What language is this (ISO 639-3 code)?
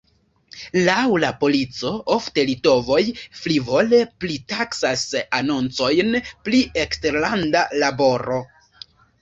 epo